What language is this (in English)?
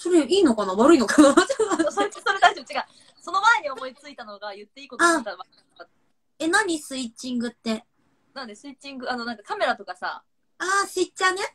Japanese